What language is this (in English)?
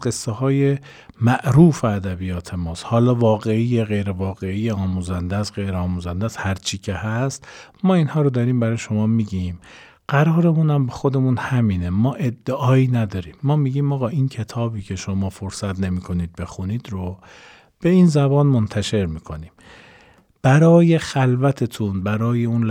Persian